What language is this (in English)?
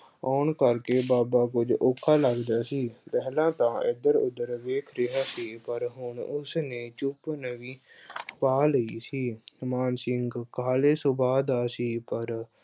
Punjabi